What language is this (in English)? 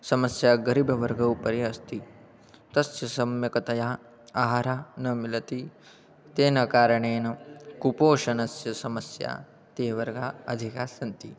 Sanskrit